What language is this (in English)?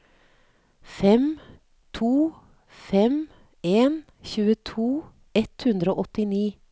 Norwegian